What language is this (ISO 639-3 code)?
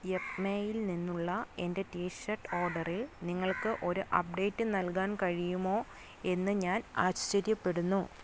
mal